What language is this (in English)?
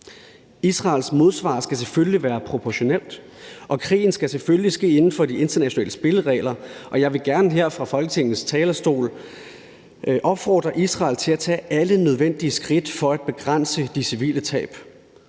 Danish